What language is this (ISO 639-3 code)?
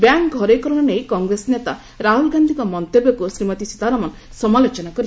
ori